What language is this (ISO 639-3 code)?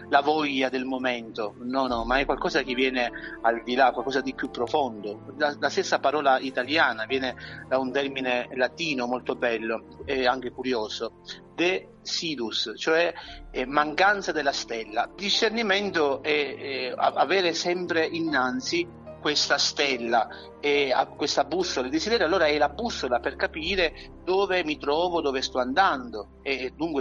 ita